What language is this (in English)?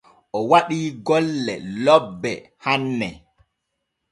Borgu Fulfulde